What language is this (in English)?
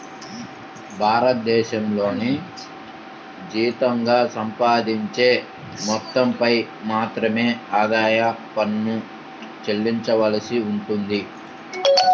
Telugu